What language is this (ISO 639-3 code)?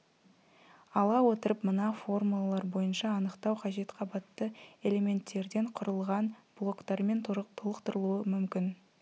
kaz